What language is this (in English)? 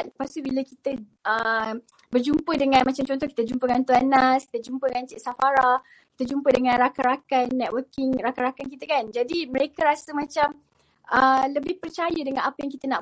Malay